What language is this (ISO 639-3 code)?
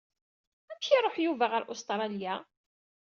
kab